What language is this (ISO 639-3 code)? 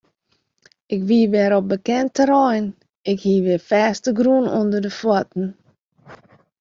fry